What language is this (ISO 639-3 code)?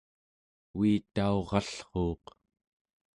esu